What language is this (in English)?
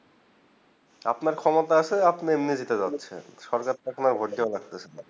Bangla